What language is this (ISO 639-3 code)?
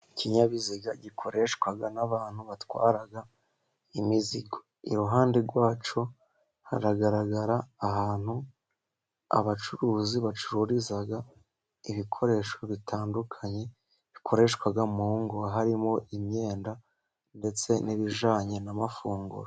kin